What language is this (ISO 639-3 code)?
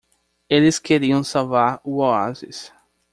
por